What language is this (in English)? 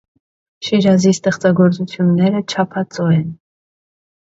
Armenian